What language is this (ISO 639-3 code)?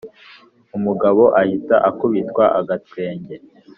kin